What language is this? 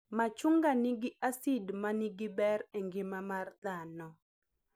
Luo (Kenya and Tanzania)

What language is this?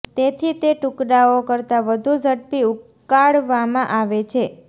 Gujarati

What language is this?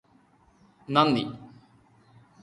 Malayalam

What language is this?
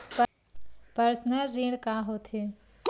Chhattisgarhi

